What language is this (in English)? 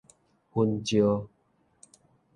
Min Nan Chinese